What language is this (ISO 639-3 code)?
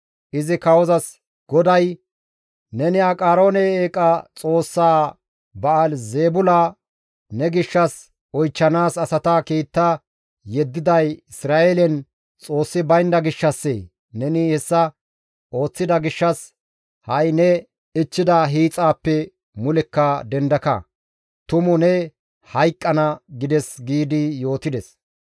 gmv